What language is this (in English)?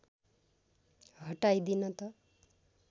Nepali